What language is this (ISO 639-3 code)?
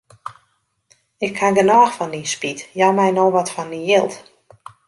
fry